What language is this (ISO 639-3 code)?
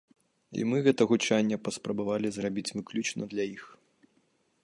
bel